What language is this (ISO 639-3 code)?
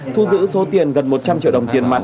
vie